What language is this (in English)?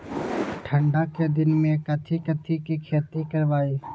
Magahi